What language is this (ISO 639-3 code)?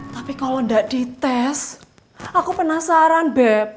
ind